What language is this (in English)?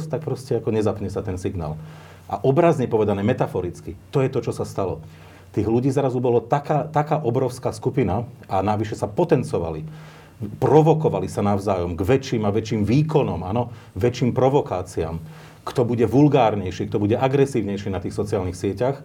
Slovak